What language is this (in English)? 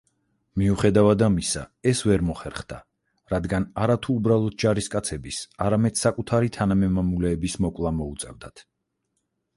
Georgian